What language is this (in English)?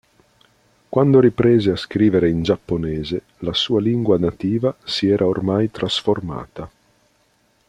Italian